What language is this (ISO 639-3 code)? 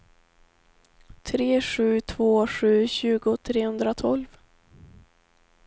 swe